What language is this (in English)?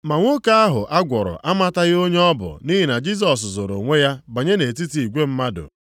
Igbo